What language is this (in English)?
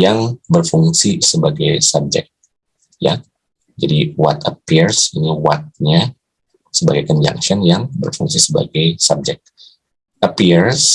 Indonesian